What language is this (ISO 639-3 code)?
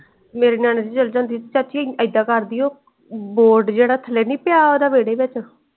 pan